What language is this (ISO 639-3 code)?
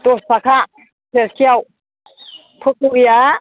brx